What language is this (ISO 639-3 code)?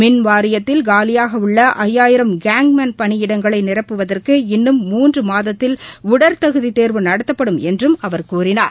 tam